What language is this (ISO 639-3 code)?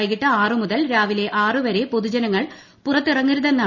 mal